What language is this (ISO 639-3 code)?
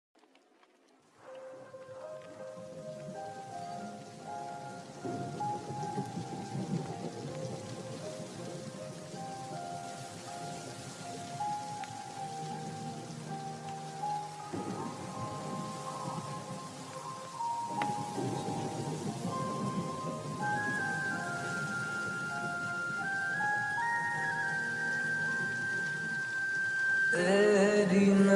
hin